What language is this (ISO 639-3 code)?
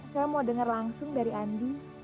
ind